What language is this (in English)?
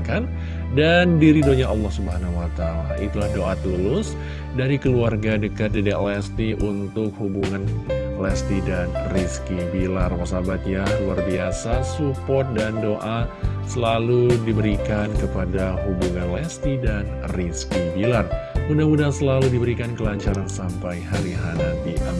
Indonesian